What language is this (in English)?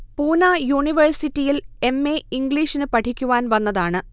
Malayalam